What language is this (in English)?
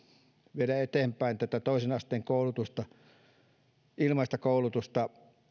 Finnish